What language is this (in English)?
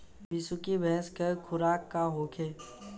Bhojpuri